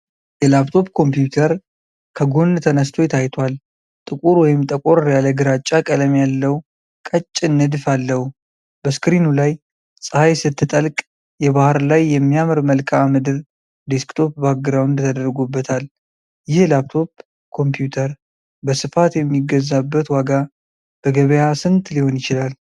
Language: Amharic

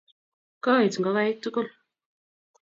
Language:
Kalenjin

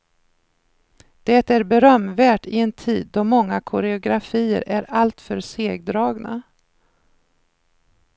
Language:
Swedish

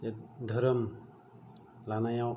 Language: Bodo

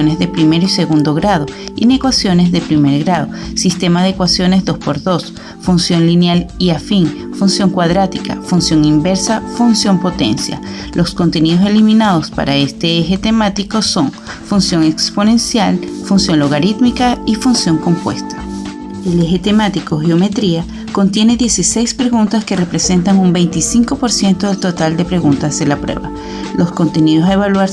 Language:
Spanish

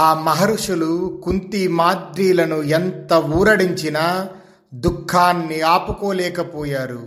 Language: Telugu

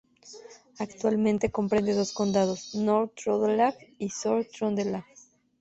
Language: Spanish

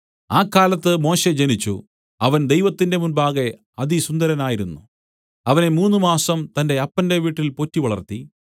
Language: Malayalam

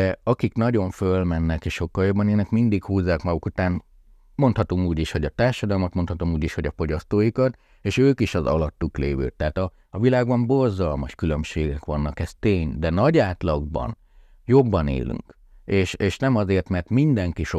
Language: Hungarian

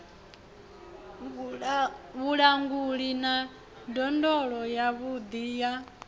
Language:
Venda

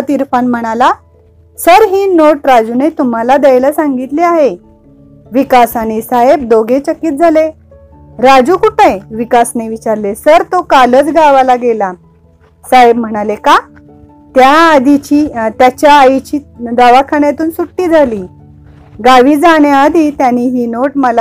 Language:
Marathi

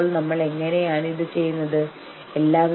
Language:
Malayalam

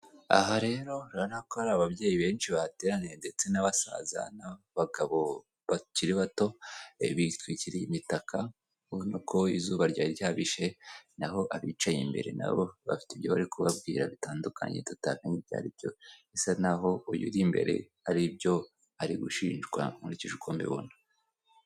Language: Kinyarwanda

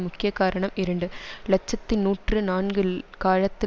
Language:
Tamil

